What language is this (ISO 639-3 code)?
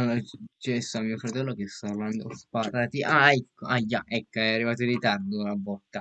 ita